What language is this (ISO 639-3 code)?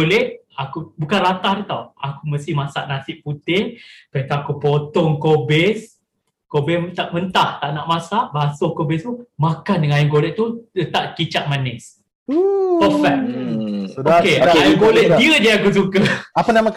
msa